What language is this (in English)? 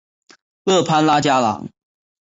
Chinese